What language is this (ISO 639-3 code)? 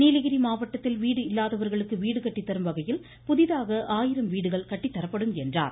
tam